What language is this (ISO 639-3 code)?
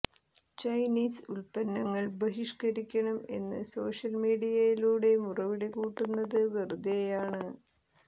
mal